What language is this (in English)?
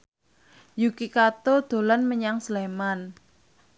Javanese